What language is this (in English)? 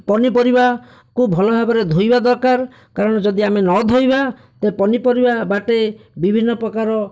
Odia